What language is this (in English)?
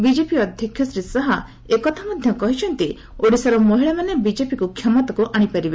Odia